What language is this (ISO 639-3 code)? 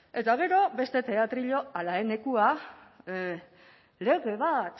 eus